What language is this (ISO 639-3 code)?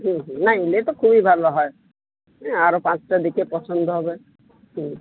ben